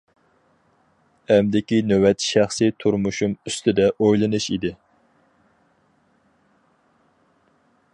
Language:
Uyghur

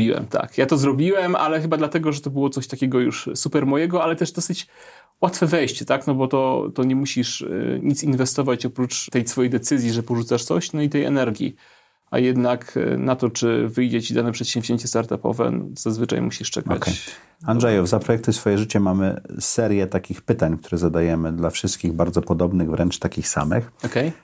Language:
Polish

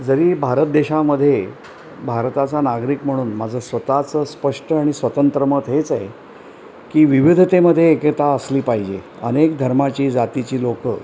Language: Marathi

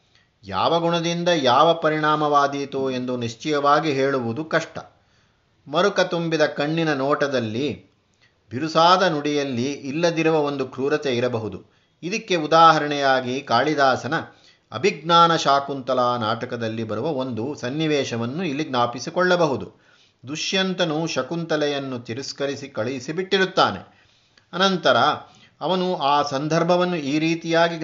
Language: Kannada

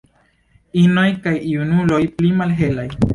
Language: Esperanto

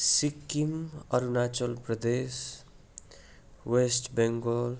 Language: Nepali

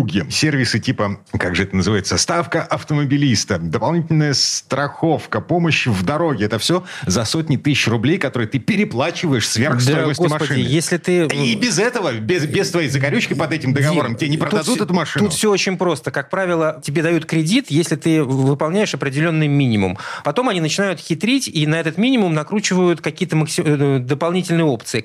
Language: Russian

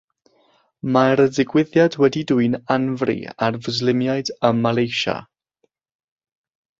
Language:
Welsh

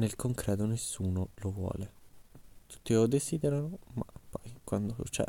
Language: Italian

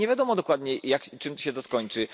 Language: Polish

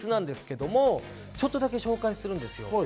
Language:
Japanese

